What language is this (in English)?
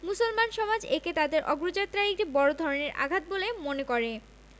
Bangla